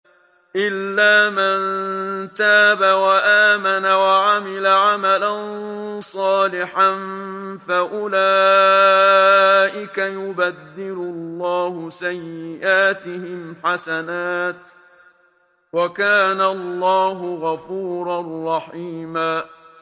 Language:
Arabic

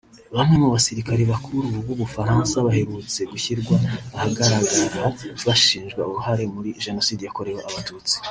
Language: Kinyarwanda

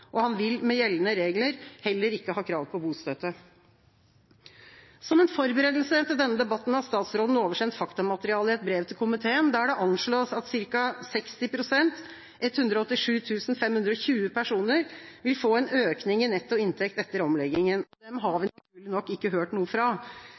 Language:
Norwegian Bokmål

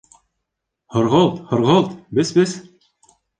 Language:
Bashkir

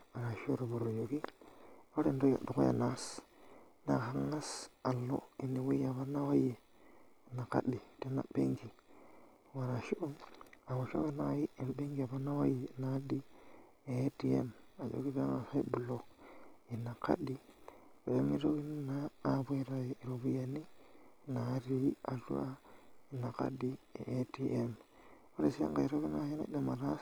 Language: Masai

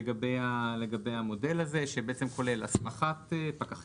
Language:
Hebrew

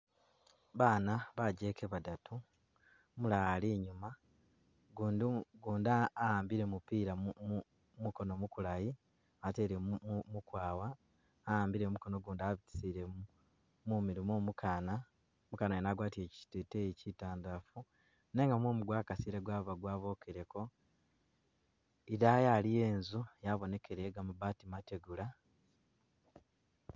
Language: Masaaba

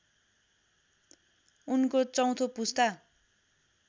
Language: Nepali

